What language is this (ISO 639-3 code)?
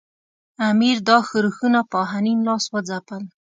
pus